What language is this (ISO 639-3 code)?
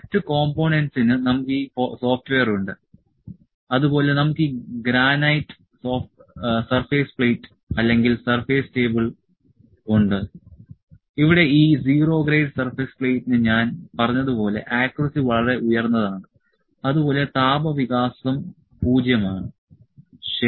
mal